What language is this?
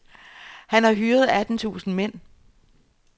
Danish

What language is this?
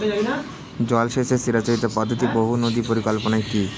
Bangla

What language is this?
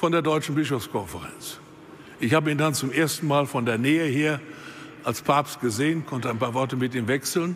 German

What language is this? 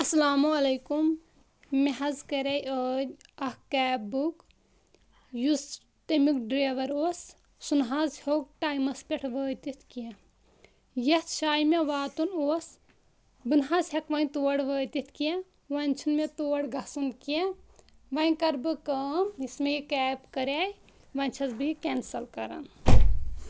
Kashmiri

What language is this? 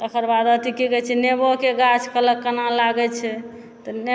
Maithili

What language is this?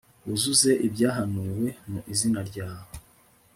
Kinyarwanda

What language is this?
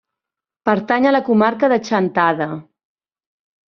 Catalan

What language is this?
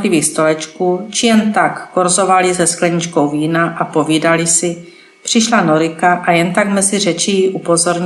Czech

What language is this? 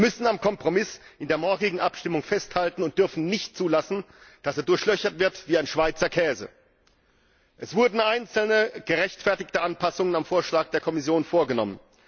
German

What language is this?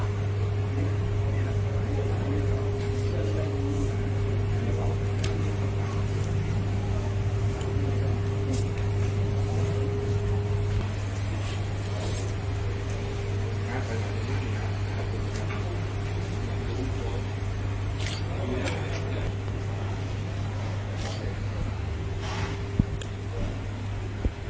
Thai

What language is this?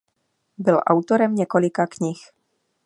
Czech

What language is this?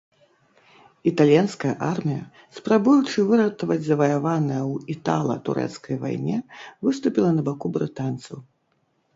Belarusian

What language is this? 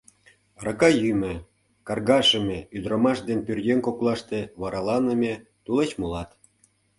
Mari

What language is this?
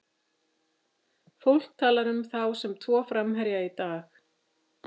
Icelandic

